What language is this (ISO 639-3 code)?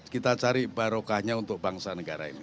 ind